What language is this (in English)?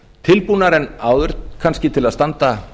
Icelandic